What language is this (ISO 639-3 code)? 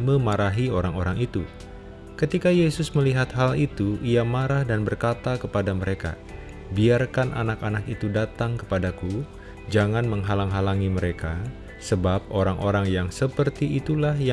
ind